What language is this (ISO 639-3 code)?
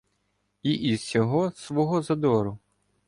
ukr